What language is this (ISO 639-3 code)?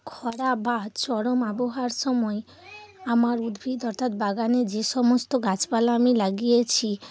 ben